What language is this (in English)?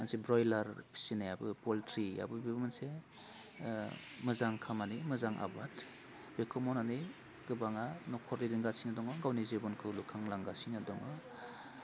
Bodo